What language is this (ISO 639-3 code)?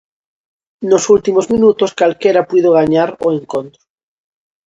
glg